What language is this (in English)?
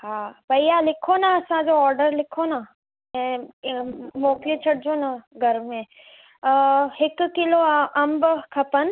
Sindhi